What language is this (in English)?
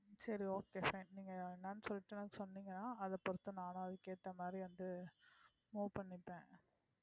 Tamil